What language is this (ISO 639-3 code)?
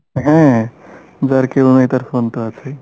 ben